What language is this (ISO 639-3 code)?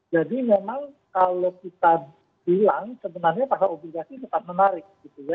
ind